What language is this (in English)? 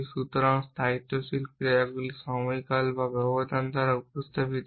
Bangla